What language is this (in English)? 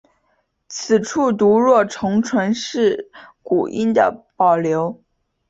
Chinese